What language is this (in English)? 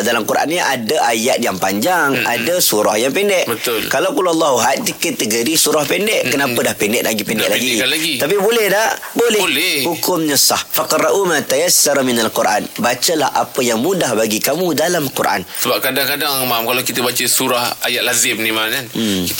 Malay